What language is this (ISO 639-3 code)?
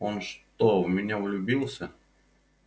rus